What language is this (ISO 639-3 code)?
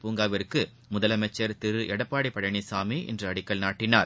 tam